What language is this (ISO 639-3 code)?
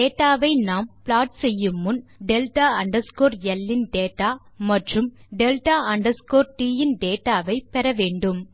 tam